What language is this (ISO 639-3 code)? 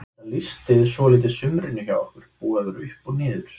isl